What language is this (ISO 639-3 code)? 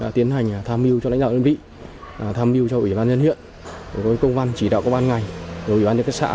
vie